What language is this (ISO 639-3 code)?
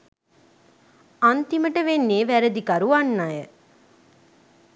sin